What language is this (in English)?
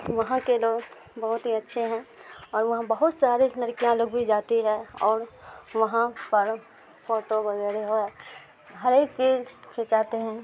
Urdu